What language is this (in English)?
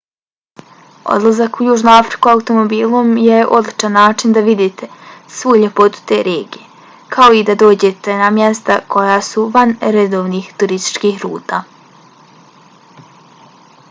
Bosnian